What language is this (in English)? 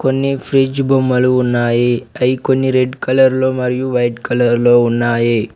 Telugu